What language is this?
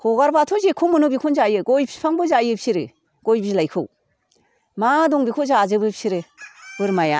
Bodo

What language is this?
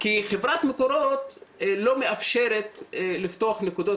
Hebrew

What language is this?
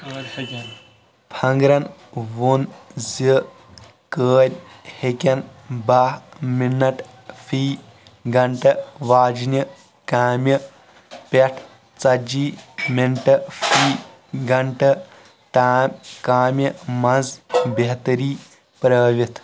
Kashmiri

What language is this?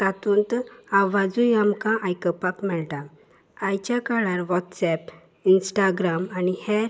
Konkani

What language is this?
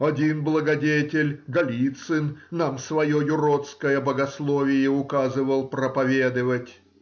Russian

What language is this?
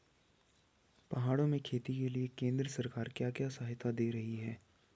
Hindi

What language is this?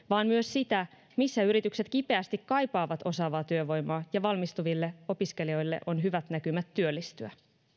Finnish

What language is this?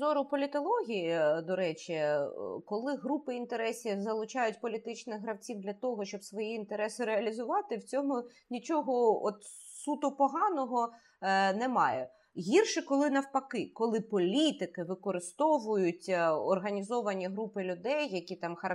Ukrainian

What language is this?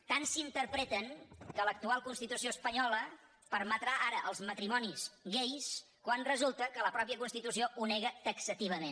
Catalan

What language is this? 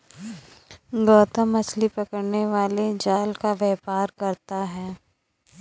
Hindi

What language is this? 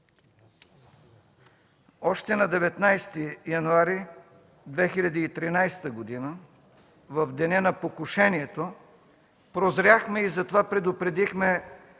Bulgarian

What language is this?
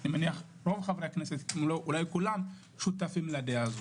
Hebrew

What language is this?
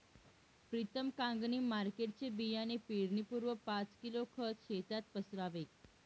Marathi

